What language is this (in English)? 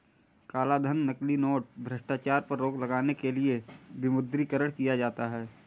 Hindi